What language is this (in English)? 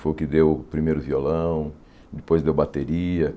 Portuguese